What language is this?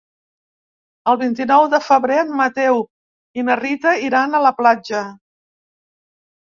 Catalan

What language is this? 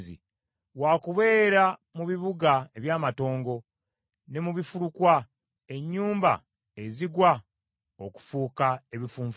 Ganda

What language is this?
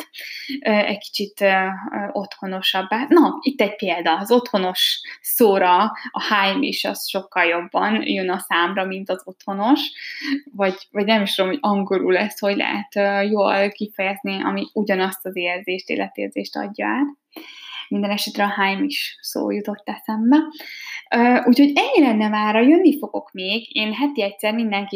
Hungarian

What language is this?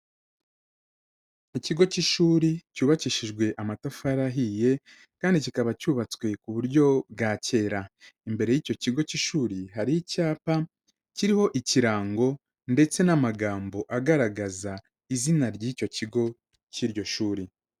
Kinyarwanda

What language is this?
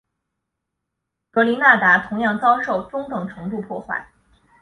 Chinese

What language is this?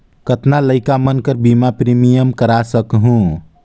Chhattisgarhi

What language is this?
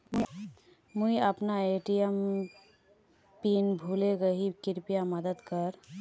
Magahi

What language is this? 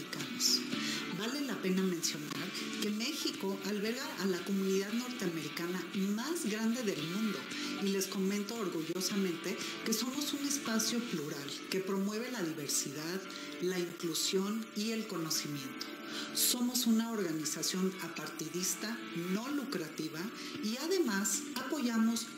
Spanish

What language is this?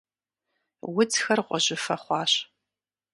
Kabardian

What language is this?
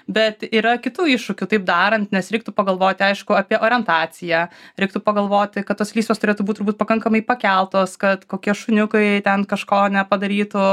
Lithuanian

